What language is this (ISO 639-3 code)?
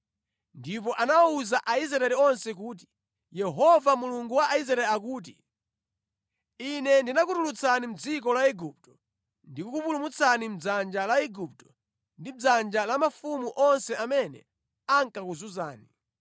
nya